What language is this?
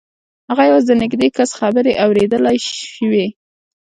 Pashto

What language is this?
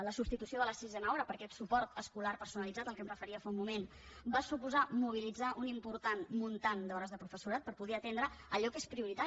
Catalan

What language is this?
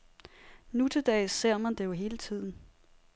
Danish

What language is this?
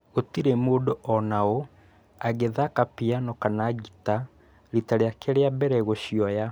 Kikuyu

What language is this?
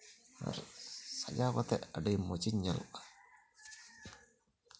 Santali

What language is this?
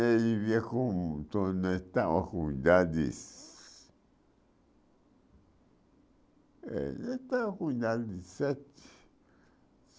Portuguese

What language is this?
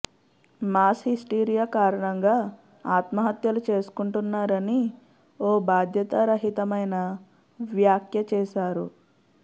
Telugu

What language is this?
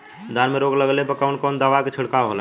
Bhojpuri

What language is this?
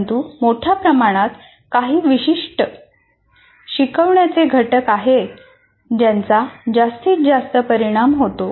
Marathi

